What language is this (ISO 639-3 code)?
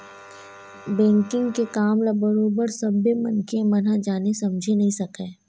hne